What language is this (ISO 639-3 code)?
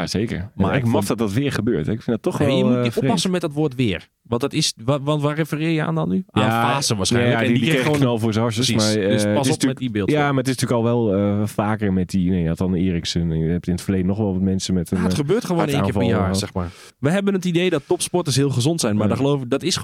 nld